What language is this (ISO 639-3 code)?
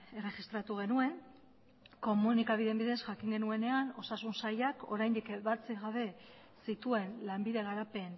eus